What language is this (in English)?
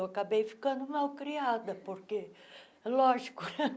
Portuguese